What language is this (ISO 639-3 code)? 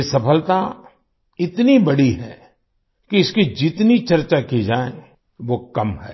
hin